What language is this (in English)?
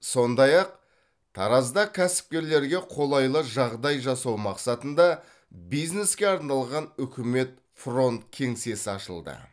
Kazakh